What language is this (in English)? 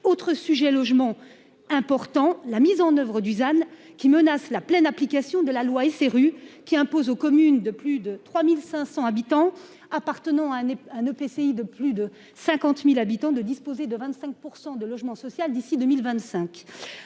French